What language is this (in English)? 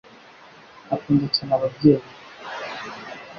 Kinyarwanda